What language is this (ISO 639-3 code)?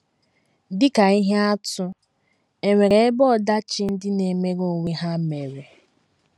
ibo